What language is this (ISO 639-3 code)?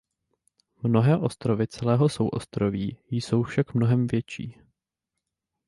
ces